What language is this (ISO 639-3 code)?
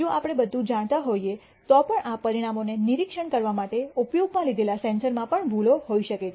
guj